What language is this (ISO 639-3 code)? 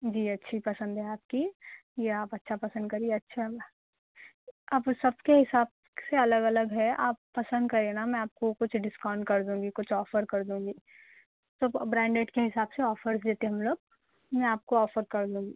urd